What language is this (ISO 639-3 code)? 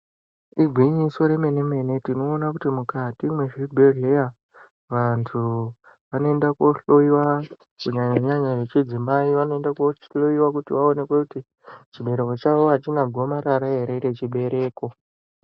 ndc